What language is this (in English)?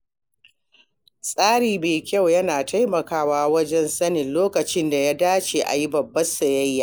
Hausa